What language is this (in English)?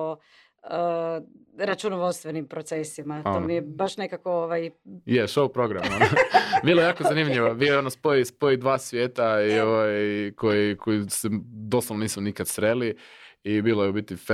Croatian